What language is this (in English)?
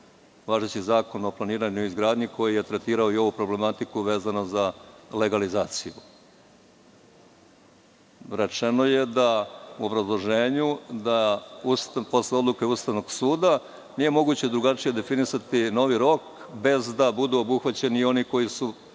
Serbian